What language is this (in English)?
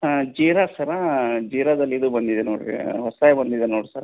Kannada